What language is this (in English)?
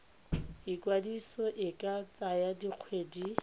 Tswana